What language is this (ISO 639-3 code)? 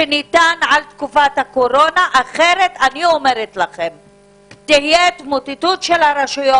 heb